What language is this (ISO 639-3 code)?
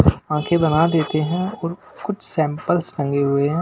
hin